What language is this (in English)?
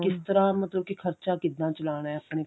Punjabi